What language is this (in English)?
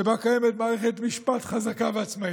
Hebrew